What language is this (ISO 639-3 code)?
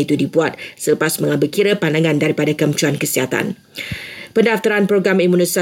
msa